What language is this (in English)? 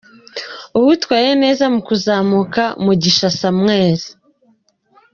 Kinyarwanda